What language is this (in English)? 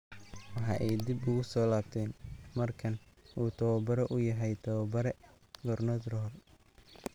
Somali